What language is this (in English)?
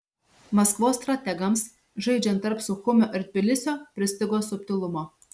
Lithuanian